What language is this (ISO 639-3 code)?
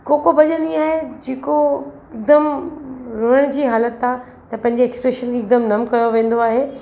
snd